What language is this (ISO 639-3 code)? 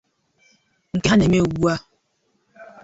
ibo